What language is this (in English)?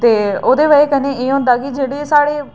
Dogri